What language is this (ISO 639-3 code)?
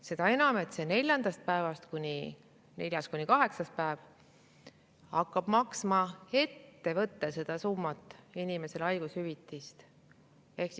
est